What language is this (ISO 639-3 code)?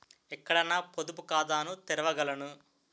tel